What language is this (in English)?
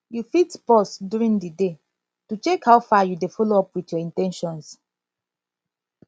Nigerian Pidgin